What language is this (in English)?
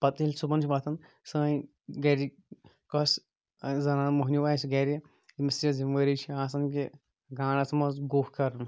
Kashmiri